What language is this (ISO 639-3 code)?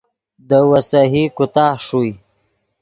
ydg